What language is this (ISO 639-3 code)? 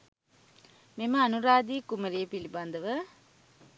sin